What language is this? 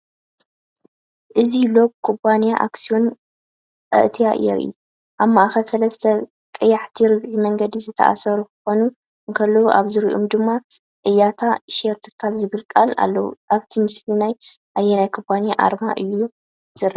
Tigrinya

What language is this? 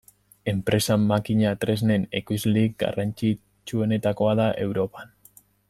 Basque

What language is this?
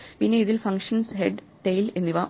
Malayalam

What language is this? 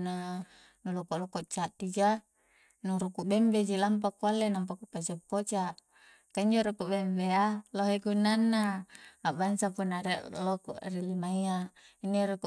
Coastal Konjo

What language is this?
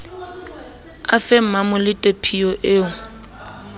Southern Sotho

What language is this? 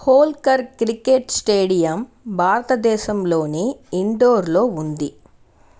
Telugu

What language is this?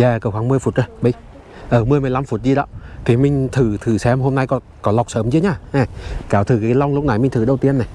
Vietnamese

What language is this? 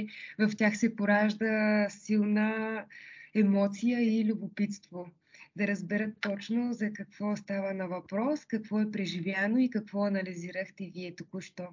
Bulgarian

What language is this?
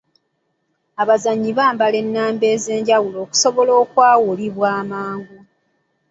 Ganda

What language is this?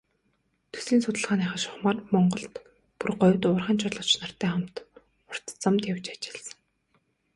Mongolian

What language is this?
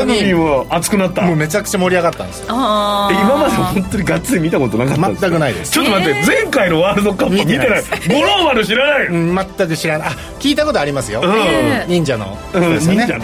Japanese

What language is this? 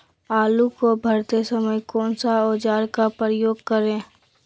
Magahi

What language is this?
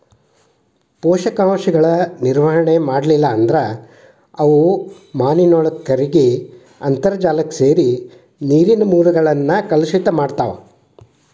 Kannada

